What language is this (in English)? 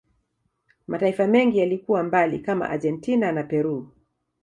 Swahili